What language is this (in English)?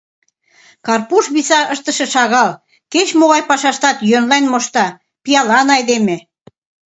Mari